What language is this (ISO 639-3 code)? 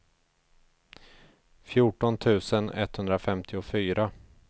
swe